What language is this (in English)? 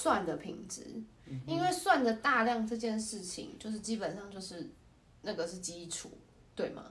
Chinese